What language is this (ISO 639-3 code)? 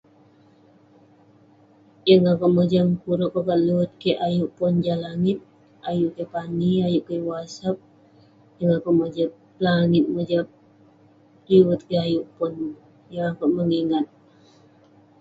pne